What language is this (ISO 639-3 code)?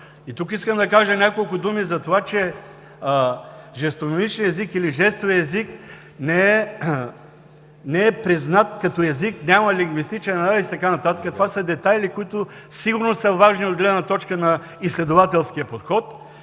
bul